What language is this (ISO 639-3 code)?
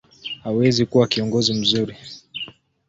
swa